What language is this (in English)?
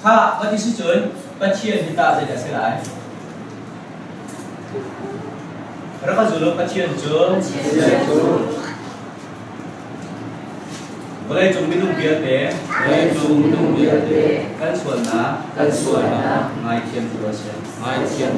Korean